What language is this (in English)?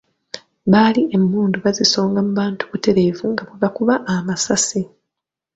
Ganda